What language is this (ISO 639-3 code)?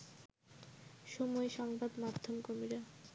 ben